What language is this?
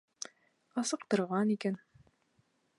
Bashkir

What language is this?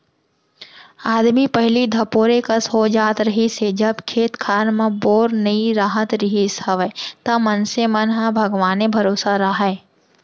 Chhattisgarhi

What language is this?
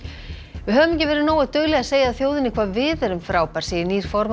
Icelandic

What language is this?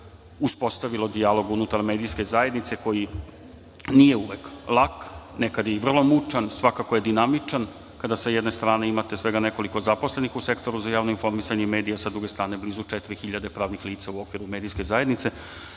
Serbian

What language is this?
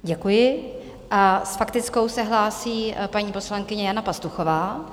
Czech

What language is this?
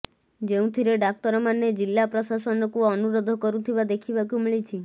Odia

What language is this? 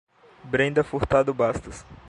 Portuguese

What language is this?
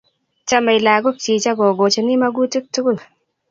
Kalenjin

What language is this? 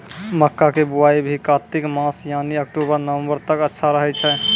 Maithili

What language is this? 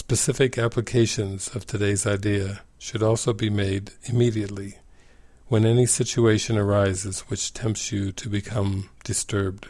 English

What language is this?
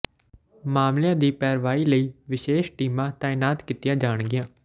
Punjabi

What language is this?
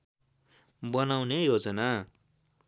Nepali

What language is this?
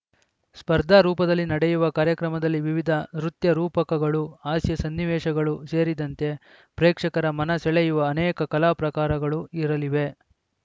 Kannada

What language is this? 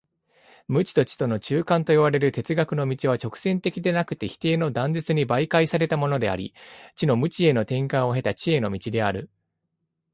Japanese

